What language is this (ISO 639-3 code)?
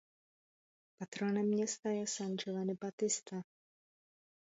ces